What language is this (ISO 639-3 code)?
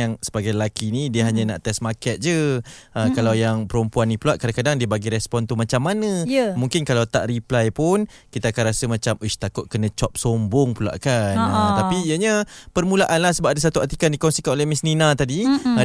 msa